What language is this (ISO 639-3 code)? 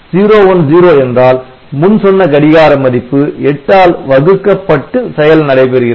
tam